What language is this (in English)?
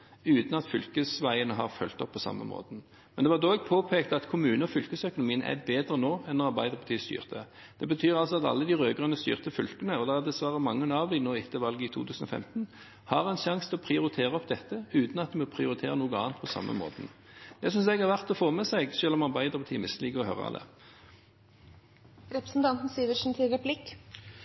Norwegian Bokmål